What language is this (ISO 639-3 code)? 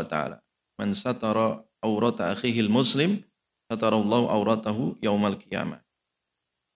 ind